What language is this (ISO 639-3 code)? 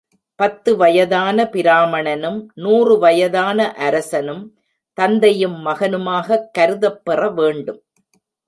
tam